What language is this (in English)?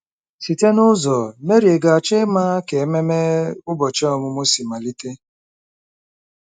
Igbo